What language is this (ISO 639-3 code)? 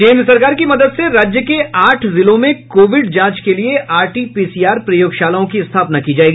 hin